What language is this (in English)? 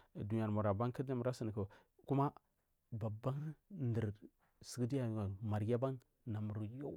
Marghi South